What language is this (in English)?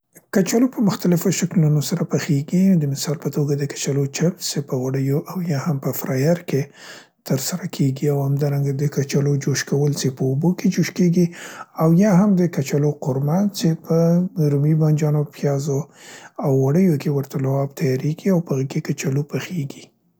Central Pashto